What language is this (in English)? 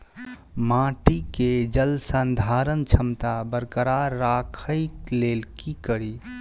Maithili